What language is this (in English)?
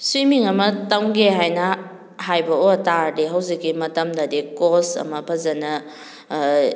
Manipuri